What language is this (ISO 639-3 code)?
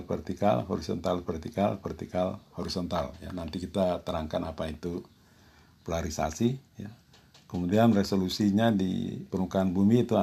ind